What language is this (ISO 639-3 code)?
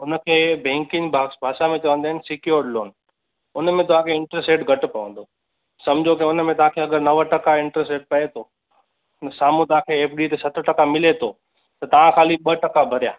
snd